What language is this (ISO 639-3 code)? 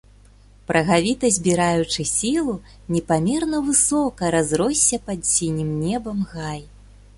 bel